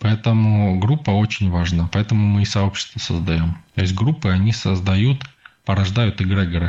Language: Russian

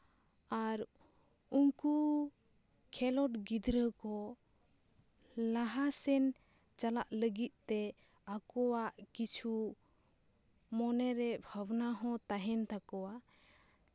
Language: Santali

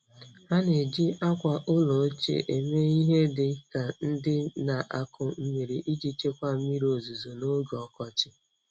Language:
Igbo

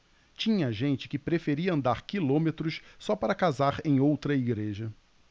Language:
Portuguese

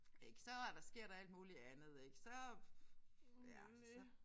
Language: Danish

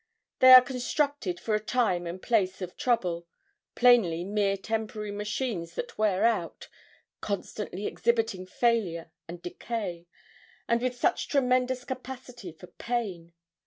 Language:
English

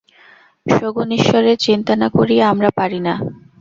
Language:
Bangla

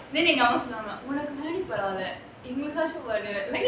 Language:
English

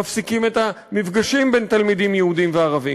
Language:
Hebrew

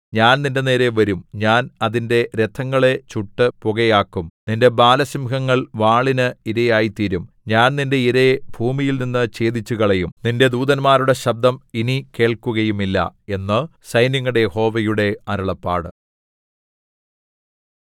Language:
Malayalam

